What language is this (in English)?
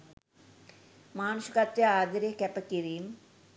Sinhala